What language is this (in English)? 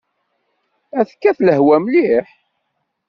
Kabyle